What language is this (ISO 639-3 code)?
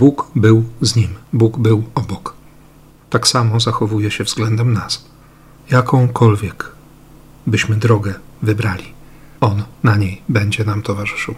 pol